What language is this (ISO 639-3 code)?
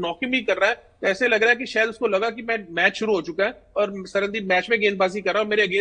hin